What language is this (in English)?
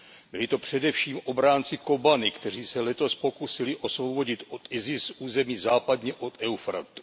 Czech